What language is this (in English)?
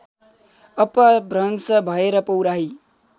Nepali